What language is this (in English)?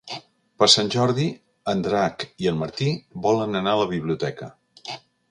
Catalan